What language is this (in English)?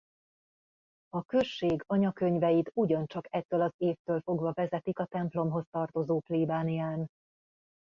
Hungarian